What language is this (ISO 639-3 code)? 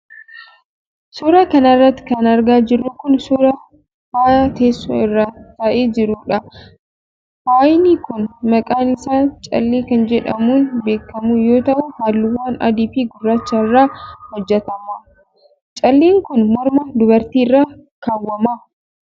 orm